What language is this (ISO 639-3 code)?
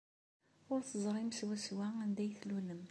kab